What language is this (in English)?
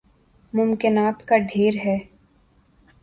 Urdu